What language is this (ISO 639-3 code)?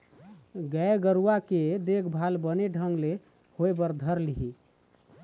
hne